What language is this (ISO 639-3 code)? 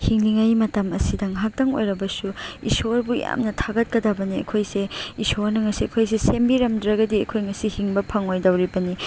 mni